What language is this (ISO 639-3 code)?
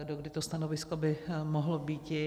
ces